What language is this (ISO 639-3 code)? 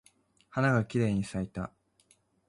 jpn